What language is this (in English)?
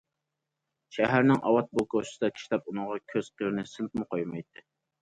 Uyghur